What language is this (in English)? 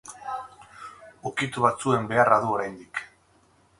Basque